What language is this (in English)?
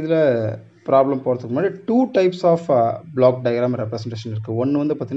Tamil